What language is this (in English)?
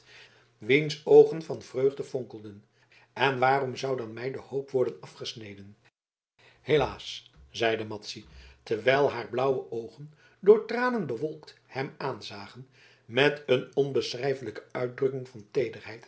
Dutch